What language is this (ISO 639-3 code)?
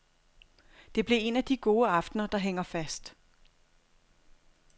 dan